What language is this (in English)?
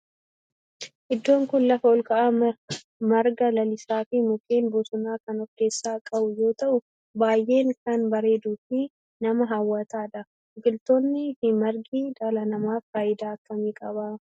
Oromo